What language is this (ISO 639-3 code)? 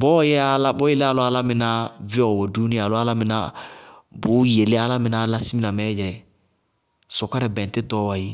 bqg